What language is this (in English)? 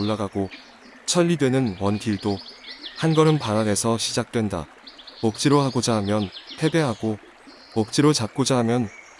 Korean